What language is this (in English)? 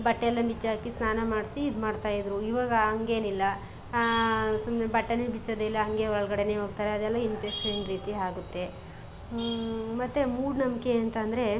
Kannada